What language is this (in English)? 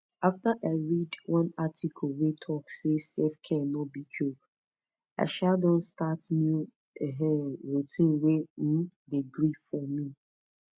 Nigerian Pidgin